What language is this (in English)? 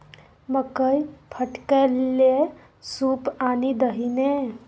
Maithili